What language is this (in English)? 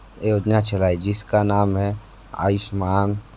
Hindi